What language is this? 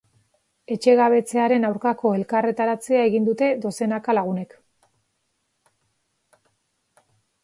Basque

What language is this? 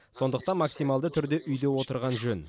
Kazakh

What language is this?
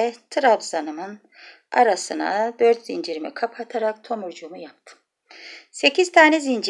Turkish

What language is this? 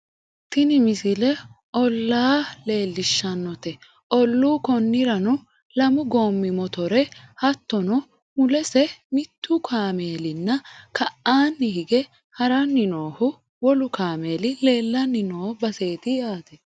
Sidamo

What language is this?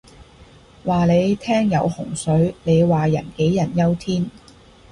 Cantonese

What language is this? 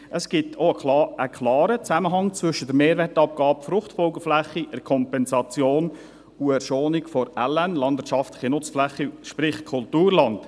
Swiss German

